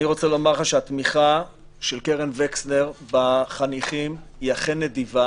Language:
Hebrew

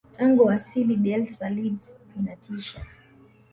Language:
Swahili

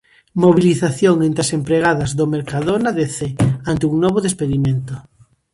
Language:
Galician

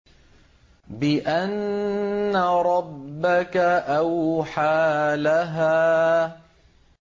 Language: Arabic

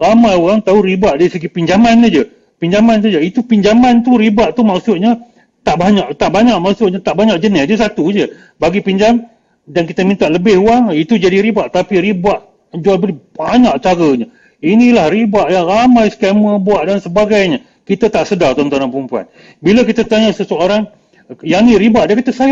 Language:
Malay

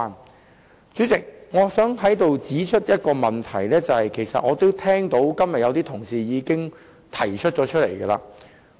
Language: Cantonese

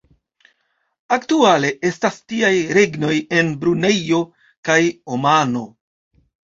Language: Esperanto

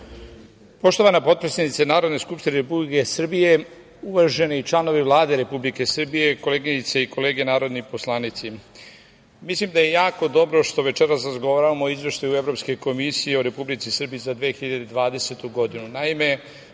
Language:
Serbian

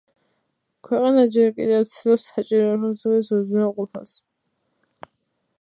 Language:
Georgian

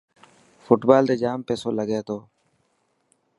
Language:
Dhatki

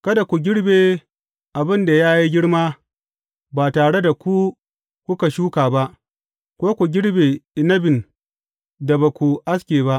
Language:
Hausa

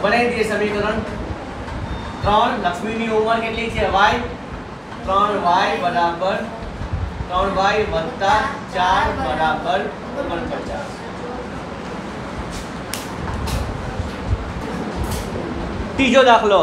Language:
Hindi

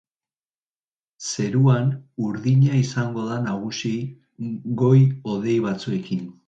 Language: Basque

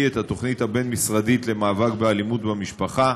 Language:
Hebrew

